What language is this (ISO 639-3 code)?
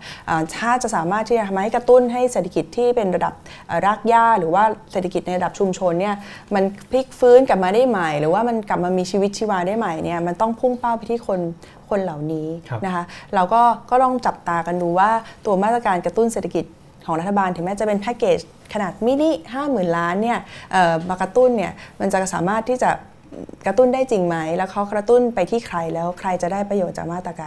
tha